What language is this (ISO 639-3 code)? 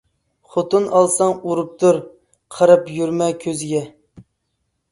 uig